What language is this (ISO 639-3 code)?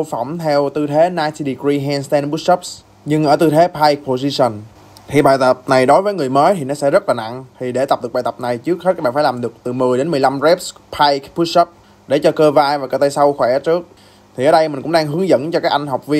vie